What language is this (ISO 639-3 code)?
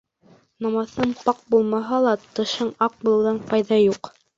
bak